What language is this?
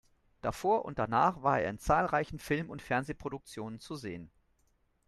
German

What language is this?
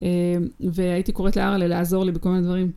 Hebrew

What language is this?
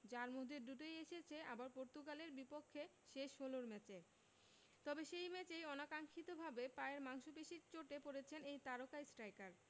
Bangla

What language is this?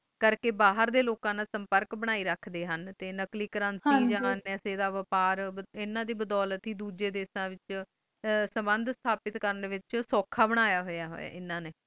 Punjabi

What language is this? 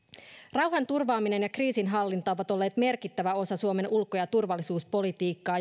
Finnish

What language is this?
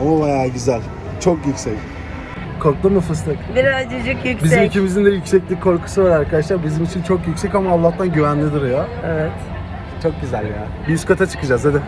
Turkish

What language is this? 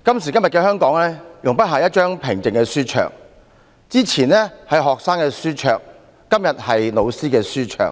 Cantonese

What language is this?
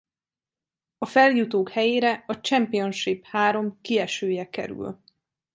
Hungarian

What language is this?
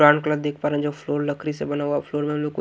Hindi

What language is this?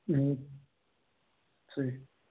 Kashmiri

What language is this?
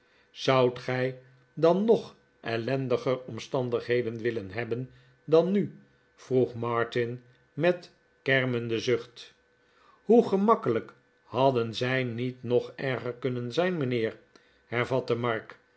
Dutch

